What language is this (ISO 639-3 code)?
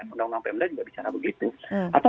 ind